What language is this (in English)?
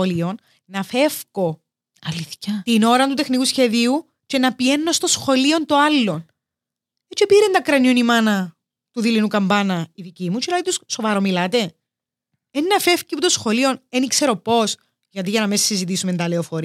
Greek